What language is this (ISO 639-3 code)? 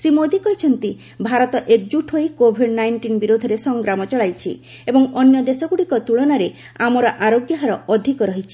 ori